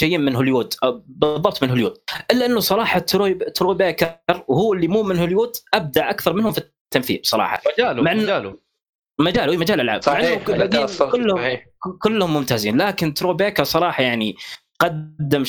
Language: Arabic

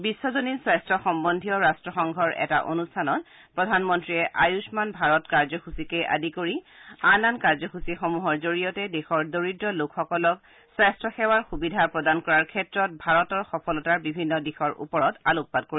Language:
Assamese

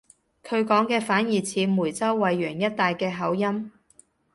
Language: Cantonese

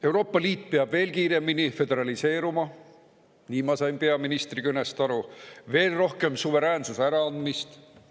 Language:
Estonian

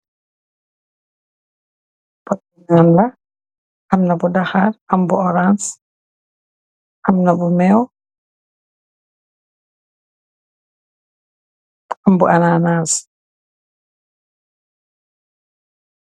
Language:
Wolof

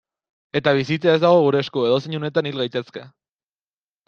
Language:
Basque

